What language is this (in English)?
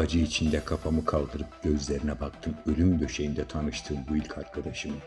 Turkish